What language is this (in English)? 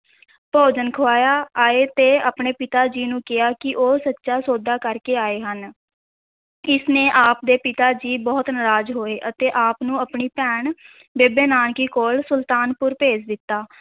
Punjabi